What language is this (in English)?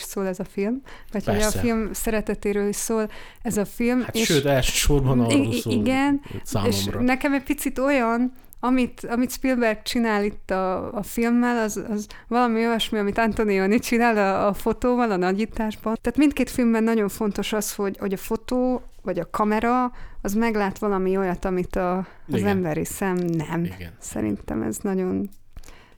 Hungarian